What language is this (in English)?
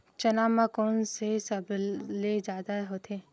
Chhattisgarhi